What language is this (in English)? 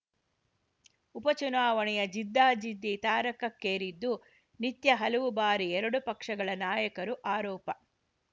Kannada